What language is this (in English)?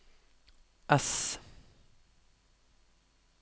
Norwegian